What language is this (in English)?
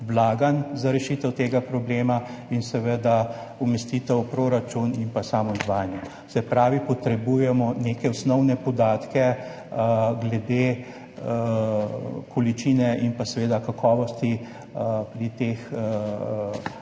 Slovenian